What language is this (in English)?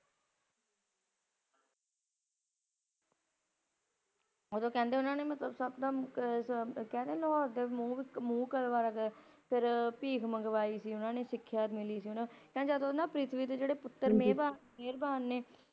Punjabi